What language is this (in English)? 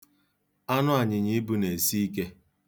Igbo